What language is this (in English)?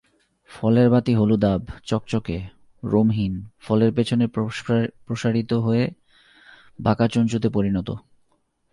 Bangla